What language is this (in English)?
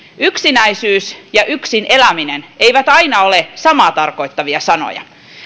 Finnish